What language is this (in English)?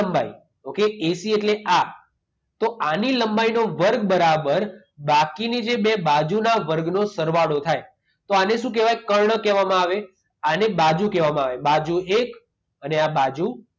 Gujarati